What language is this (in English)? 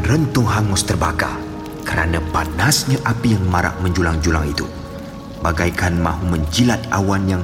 Malay